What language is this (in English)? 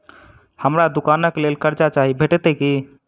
Maithili